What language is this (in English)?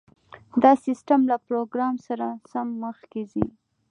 Pashto